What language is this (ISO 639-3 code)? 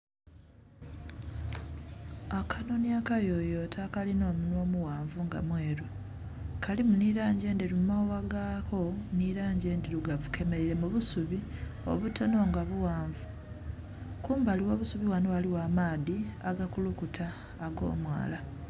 xog